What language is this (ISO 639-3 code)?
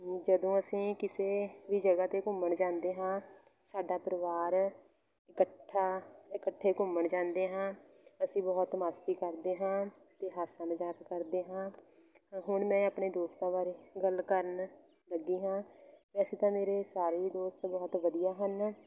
pan